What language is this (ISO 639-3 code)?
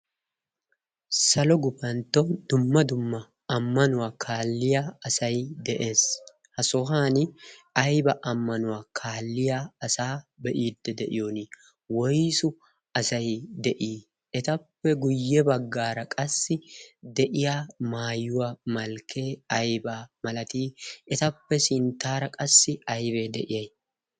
wal